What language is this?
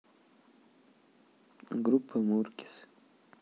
Russian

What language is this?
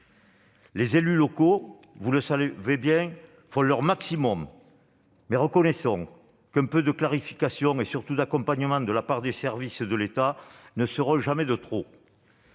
French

